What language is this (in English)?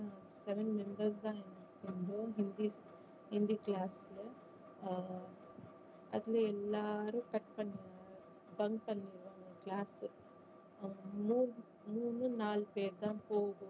Tamil